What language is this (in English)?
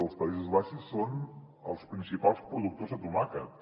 Catalan